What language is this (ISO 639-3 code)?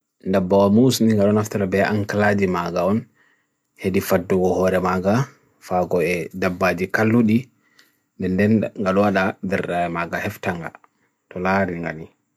fui